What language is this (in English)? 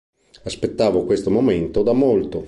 Italian